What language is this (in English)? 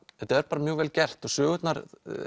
Icelandic